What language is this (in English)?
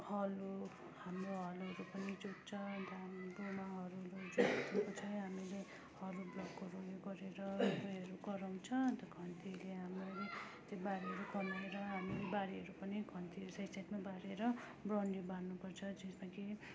Nepali